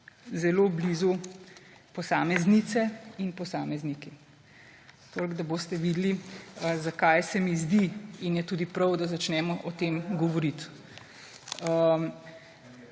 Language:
Slovenian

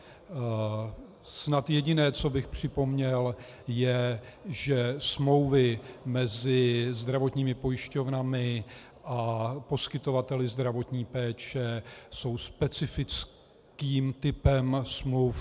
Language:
Czech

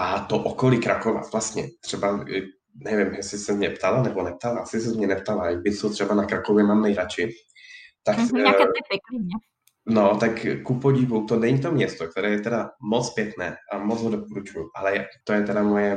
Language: Czech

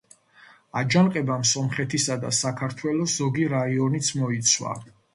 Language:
Georgian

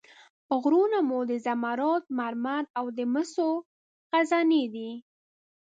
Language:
Pashto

